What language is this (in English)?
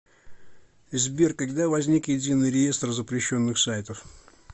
Russian